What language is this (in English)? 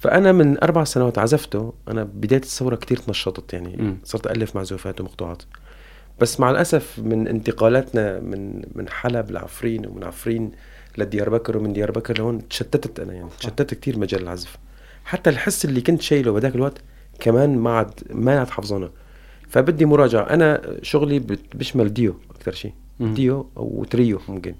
Arabic